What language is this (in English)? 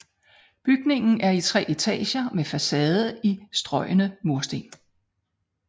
Danish